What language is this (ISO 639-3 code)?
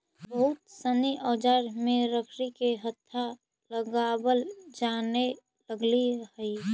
mag